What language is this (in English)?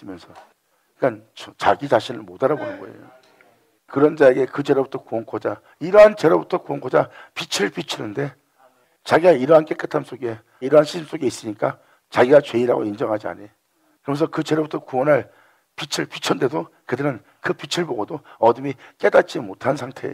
Korean